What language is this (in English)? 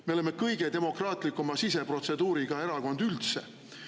Estonian